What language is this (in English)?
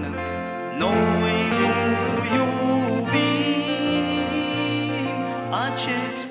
Romanian